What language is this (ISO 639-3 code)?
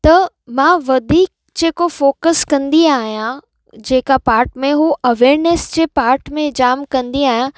snd